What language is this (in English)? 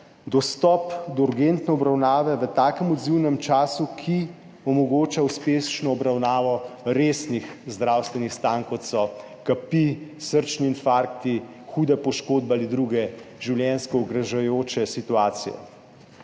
Slovenian